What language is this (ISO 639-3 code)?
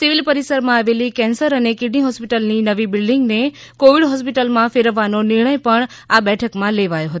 guj